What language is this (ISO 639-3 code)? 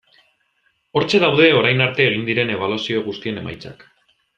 eus